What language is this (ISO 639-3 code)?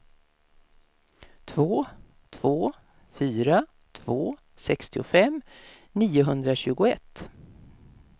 swe